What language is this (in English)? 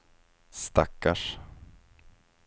Swedish